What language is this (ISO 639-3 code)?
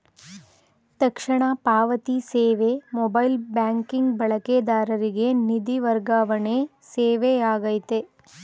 kan